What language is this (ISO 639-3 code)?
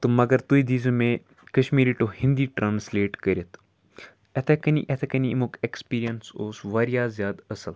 kas